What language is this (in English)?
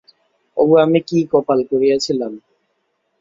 Bangla